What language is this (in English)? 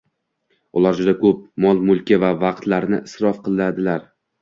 Uzbek